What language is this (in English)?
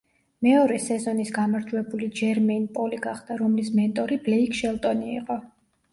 Georgian